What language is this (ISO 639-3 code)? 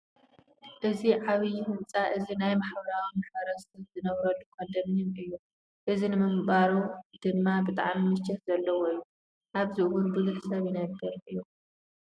tir